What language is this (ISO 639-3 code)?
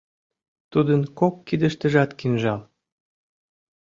chm